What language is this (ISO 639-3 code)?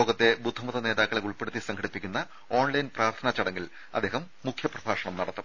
mal